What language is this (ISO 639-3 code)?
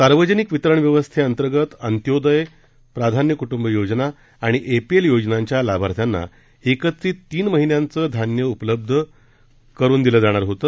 mar